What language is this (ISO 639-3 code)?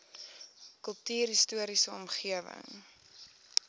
afr